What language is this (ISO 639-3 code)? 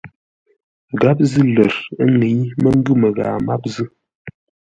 nla